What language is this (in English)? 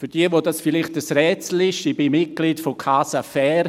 Swiss German